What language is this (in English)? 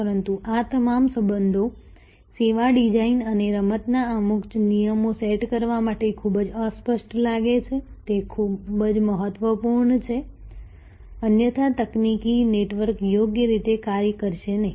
Gujarati